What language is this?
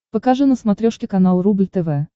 Russian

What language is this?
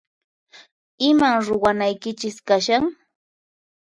Puno Quechua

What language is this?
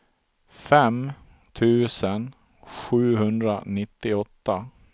Swedish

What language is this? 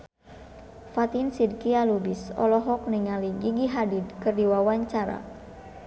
Sundanese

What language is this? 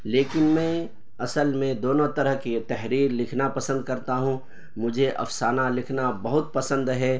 Urdu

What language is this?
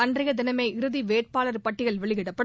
Tamil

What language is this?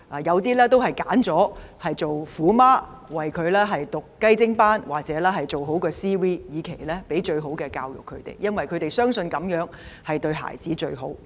Cantonese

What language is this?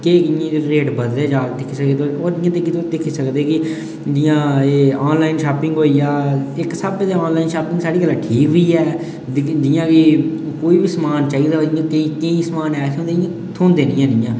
Dogri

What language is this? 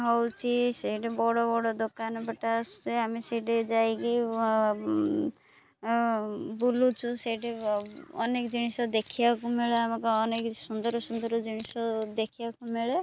Odia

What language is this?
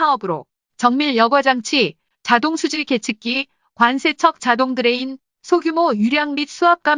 Korean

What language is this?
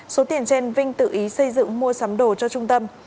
Vietnamese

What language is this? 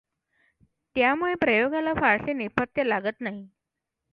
Marathi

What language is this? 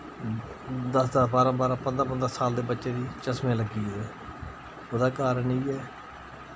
Dogri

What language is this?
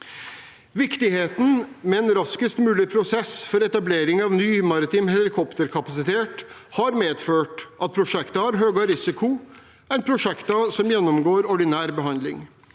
Norwegian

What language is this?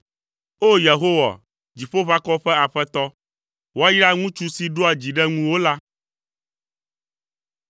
Ewe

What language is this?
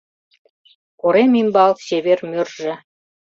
Mari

